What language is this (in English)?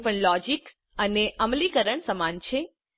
Gujarati